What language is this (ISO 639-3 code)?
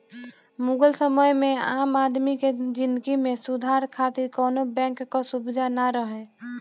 bho